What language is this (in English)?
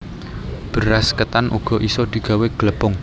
Javanese